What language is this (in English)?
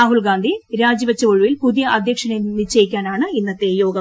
Malayalam